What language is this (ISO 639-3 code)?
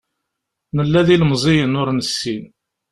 kab